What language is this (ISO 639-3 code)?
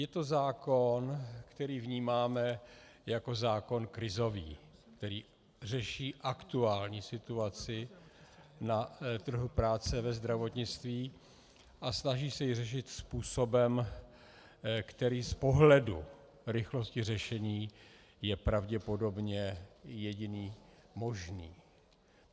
ces